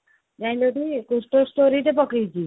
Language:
Odia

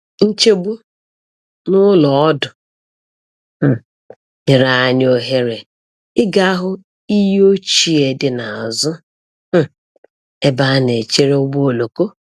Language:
Igbo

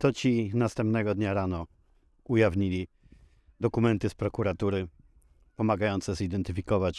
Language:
Polish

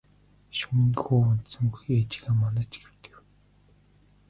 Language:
Mongolian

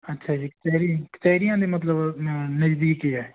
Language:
Punjabi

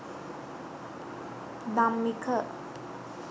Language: Sinhala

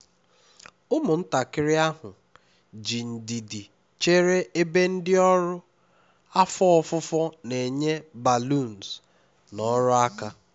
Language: Igbo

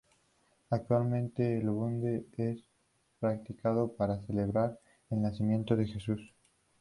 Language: Spanish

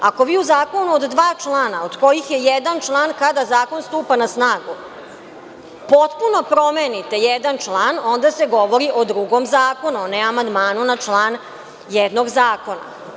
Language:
Serbian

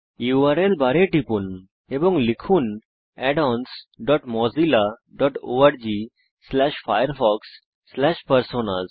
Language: Bangla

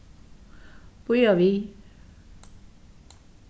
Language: Faroese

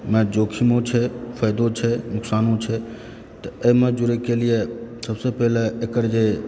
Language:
Maithili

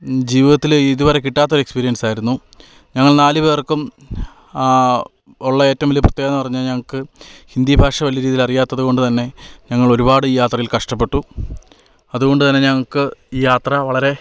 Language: Malayalam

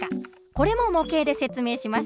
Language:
Japanese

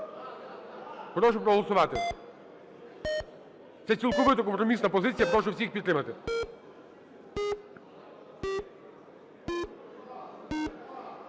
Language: Ukrainian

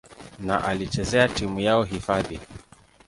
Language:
Swahili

